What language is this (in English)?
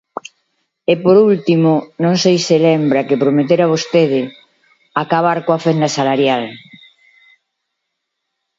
Galician